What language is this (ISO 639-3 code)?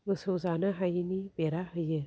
brx